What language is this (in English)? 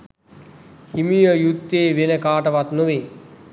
Sinhala